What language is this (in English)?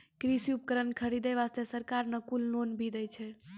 Maithili